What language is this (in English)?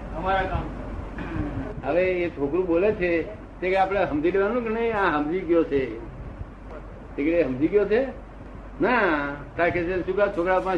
Gujarati